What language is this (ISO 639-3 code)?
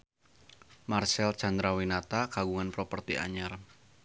sun